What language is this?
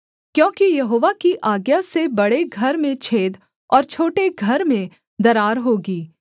Hindi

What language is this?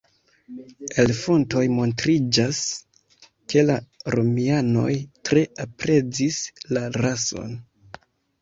Esperanto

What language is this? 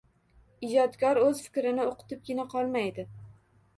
Uzbek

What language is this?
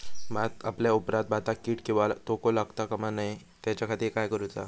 Marathi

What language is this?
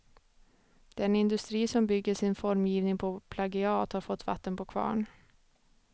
Swedish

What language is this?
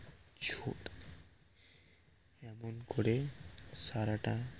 Bangla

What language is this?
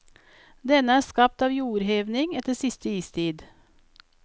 Norwegian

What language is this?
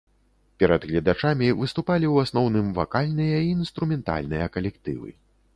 Belarusian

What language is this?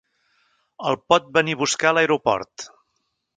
Catalan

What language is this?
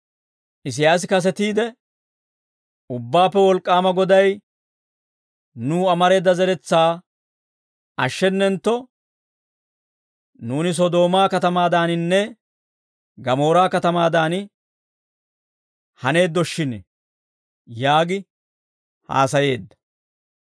Dawro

